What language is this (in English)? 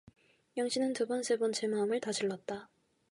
Korean